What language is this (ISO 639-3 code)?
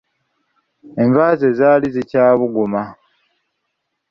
lug